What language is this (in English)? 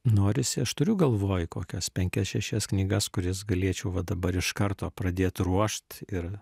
Lithuanian